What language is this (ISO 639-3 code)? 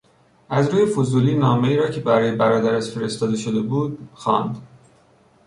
fas